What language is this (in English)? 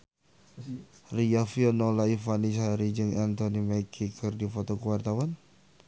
Sundanese